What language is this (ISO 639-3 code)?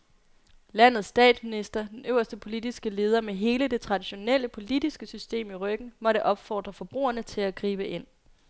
dan